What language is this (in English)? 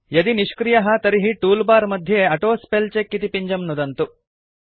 Sanskrit